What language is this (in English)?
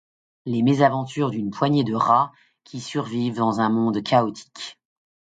French